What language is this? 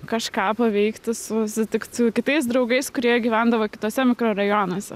Lithuanian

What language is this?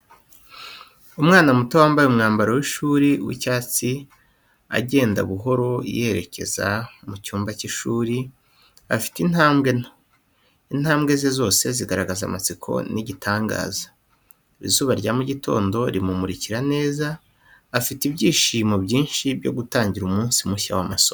Kinyarwanda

